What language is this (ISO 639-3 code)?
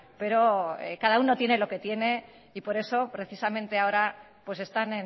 spa